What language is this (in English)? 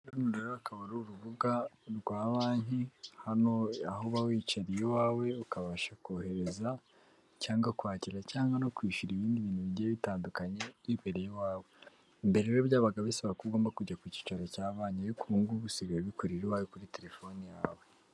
Kinyarwanda